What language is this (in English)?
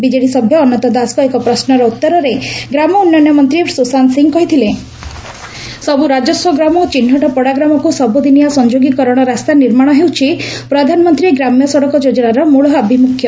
Odia